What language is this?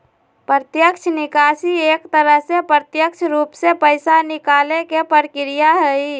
Magahi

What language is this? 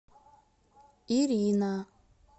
Russian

